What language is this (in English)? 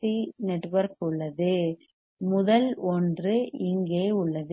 Tamil